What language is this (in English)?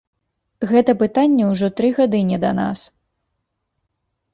Belarusian